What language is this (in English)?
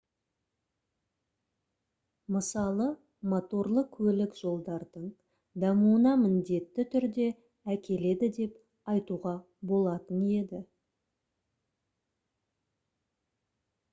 Kazakh